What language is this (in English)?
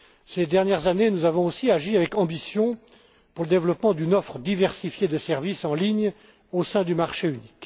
French